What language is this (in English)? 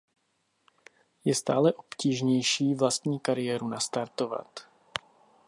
Czech